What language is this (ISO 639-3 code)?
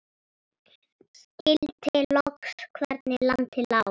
isl